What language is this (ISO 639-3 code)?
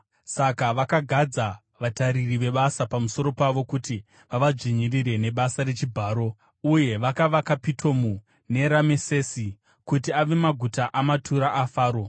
sna